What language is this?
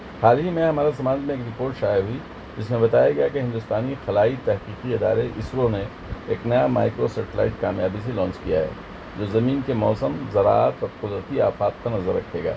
Urdu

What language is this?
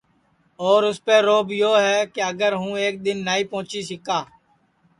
Sansi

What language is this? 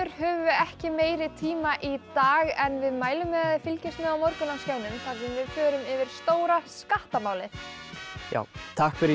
Icelandic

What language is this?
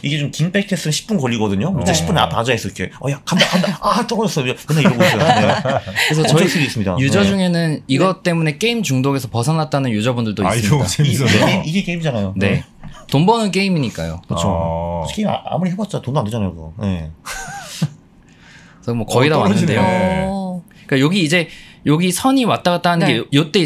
Korean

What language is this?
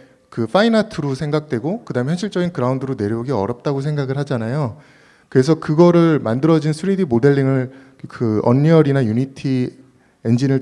Korean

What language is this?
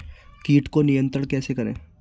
Hindi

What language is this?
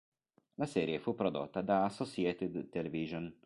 Italian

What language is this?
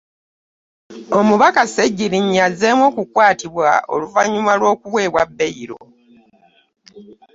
Ganda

